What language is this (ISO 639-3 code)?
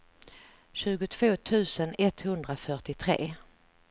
swe